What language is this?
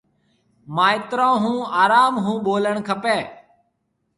Marwari (Pakistan)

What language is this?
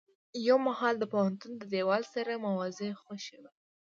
Pashto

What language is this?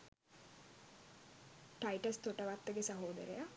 Sinhala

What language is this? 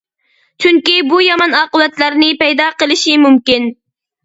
Uyghur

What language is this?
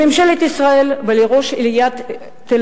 Hebrew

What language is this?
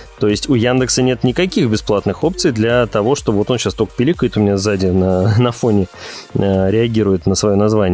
Russian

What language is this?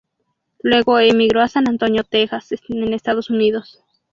Spanish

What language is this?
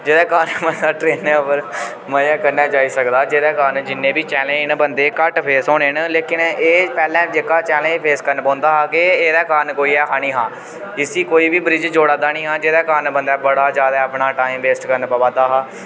Dogri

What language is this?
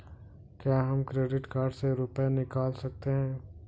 Hindi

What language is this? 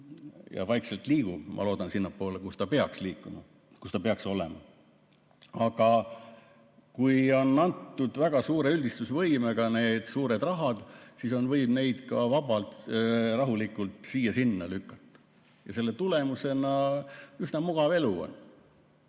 Estonian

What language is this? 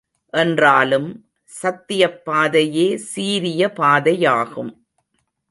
Tamil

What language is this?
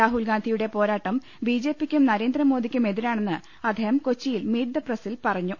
Malayalam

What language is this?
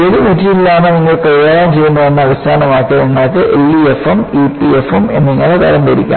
Malayalam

